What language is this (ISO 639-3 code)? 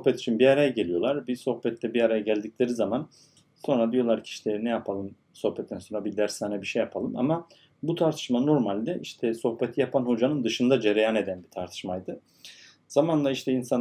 tur